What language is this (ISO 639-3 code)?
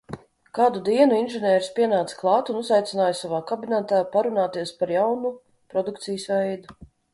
lav